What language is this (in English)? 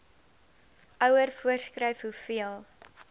Afrikaans